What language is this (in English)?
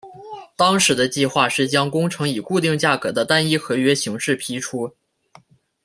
Chinese